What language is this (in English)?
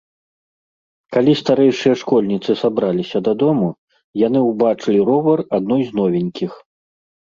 Belarusian